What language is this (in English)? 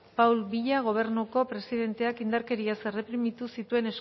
Basque